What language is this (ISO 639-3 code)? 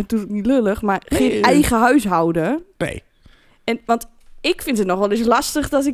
nld